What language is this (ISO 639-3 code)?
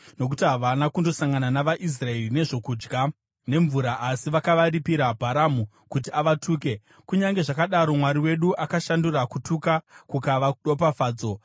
sna